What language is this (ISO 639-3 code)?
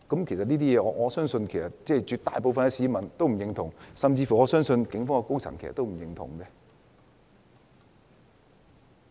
yue